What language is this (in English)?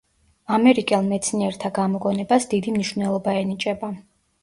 Georgian